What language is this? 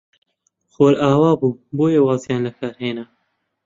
Central Kurdish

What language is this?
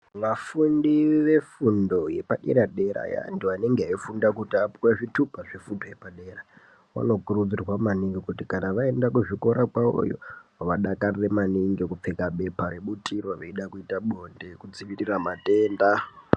Ndau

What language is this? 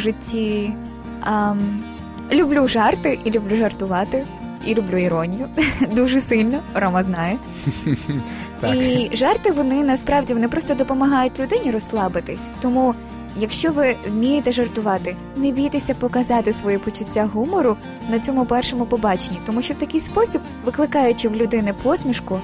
Ukrainian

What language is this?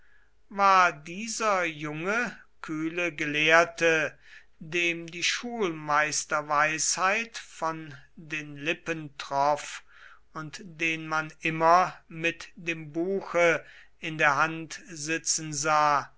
German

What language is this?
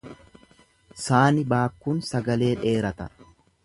Oromo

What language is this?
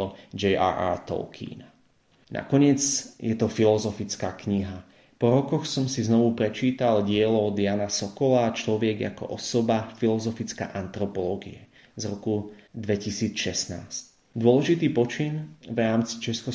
Slovak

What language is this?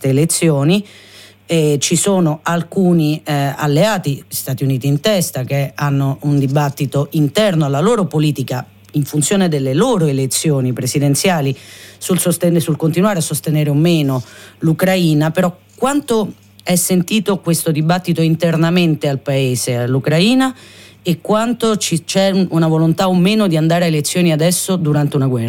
Italian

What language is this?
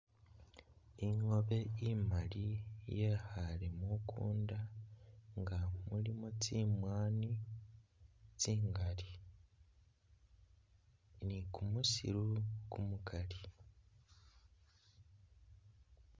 Masaaba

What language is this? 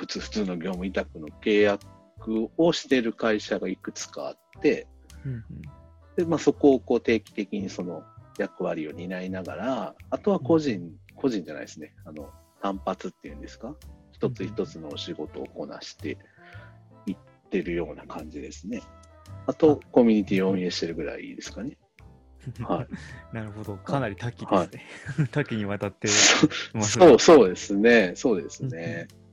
Japanese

